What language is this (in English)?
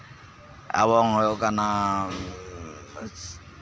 Santali